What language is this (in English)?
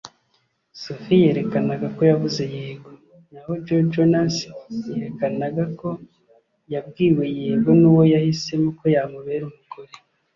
Kinyarwanda